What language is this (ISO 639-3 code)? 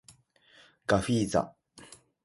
jpn